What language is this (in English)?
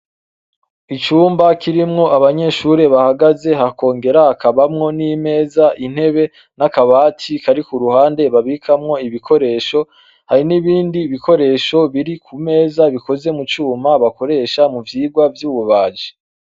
Rundi